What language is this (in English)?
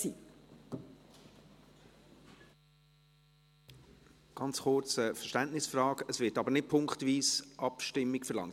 Swiss German